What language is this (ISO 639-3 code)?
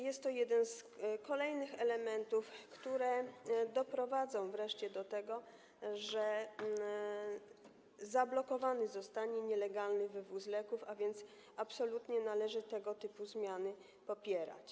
pol